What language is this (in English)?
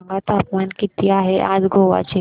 Marathi